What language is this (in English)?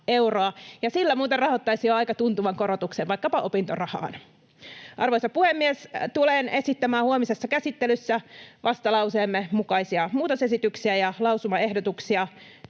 Finnish